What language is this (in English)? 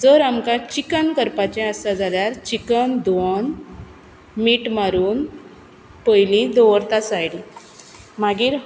Konkani